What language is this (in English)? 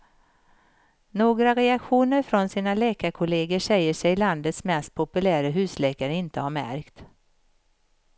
Swedish